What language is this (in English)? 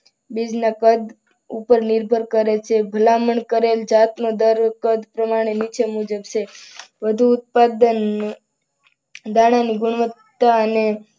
Gujarati